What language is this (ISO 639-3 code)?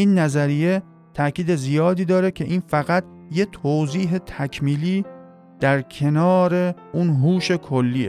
fas